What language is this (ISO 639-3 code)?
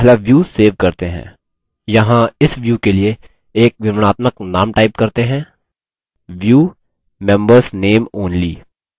hin